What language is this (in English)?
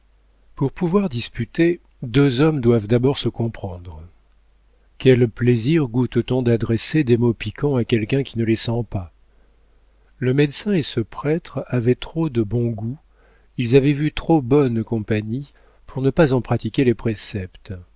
French